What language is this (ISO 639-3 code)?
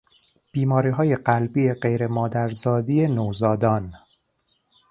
fas